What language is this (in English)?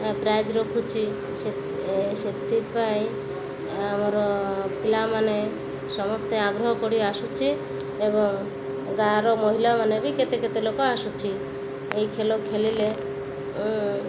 Odia